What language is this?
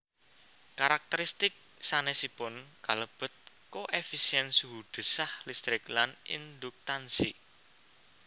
Javanese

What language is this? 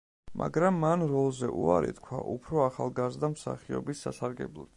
Georgian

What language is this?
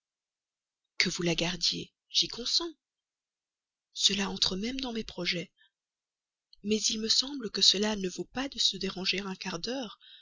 French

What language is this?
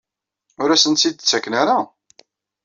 Kabyle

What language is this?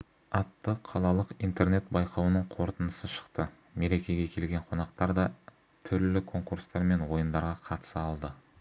Kazakh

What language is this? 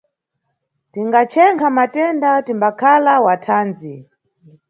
Nyungwe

